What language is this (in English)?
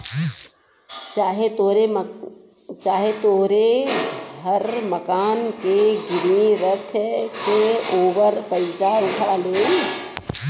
Bhojpuri